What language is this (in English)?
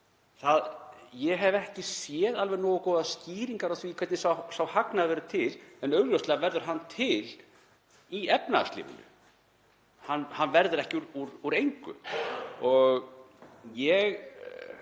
Icelandic